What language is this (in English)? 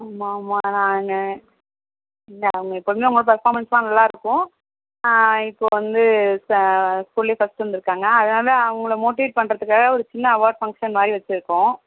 Tamil